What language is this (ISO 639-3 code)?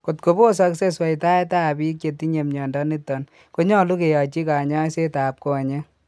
kln